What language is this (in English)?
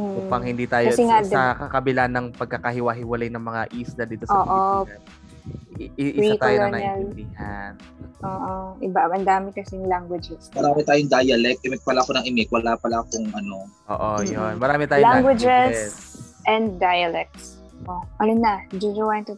Filipino